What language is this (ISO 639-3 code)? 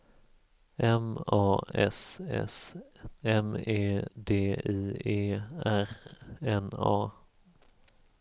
swe